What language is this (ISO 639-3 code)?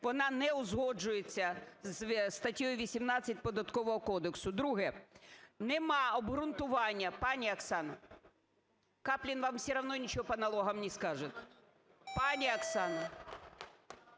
ukr